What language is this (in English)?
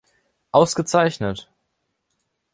German